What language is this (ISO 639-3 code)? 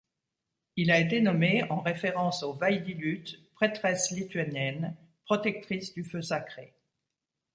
fra